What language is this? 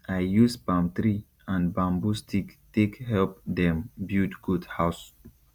Nigerian Pidgin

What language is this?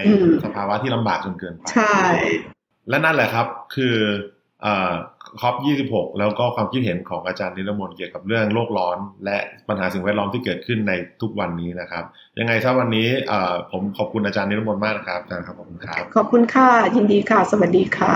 Thai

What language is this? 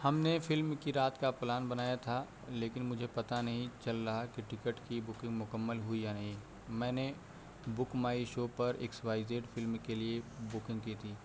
Urdu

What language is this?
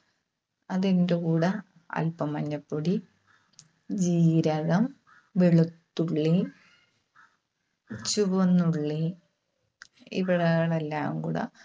Malayalam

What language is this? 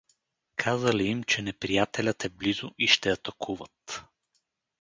Bulgarian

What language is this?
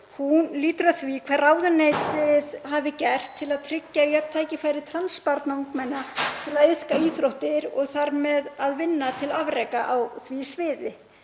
Icelandic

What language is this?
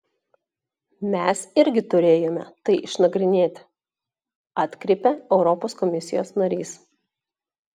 Lithuanian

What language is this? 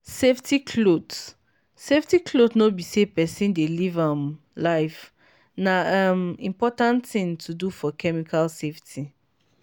Nigerian Pidgin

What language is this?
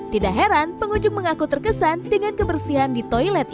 Indonesian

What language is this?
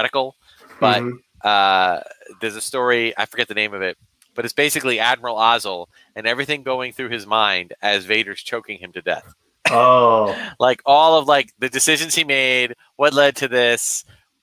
English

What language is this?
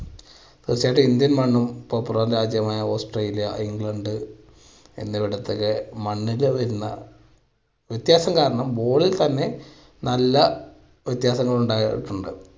Malayalam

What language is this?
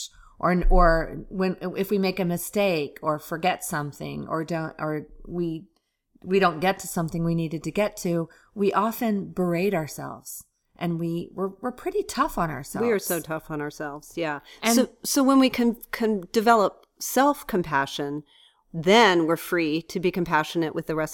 English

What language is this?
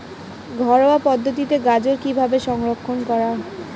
Bangla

